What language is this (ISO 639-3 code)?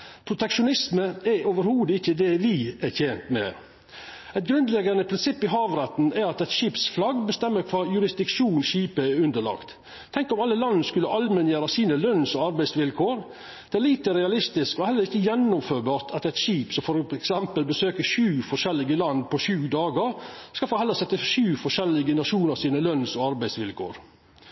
nno